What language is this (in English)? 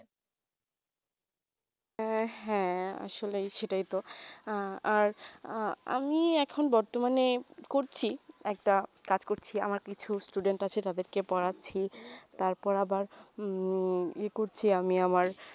Bangla